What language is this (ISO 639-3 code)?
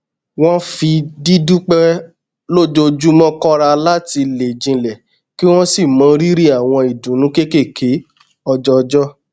yor